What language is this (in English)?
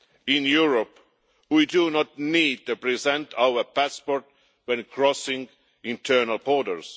English